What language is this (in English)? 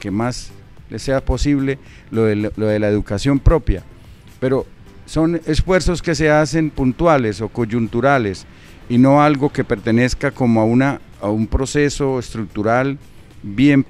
Spanish